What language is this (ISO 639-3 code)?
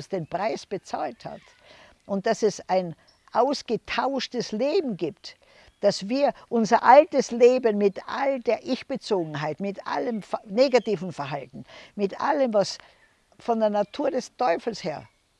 deu